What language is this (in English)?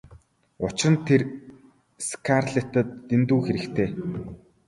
Mongolian